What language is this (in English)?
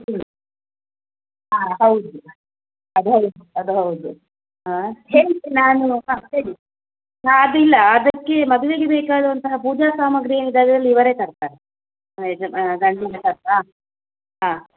Kannada